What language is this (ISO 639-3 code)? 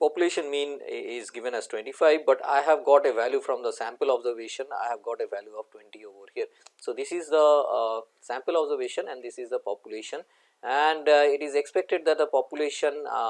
eng